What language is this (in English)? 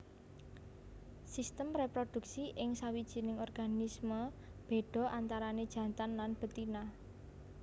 Javanese